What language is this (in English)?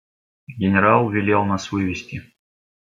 Russian